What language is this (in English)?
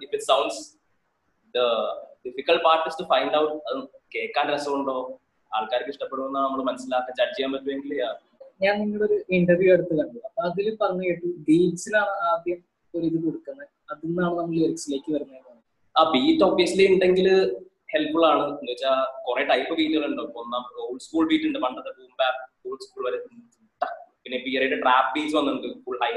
Malayalam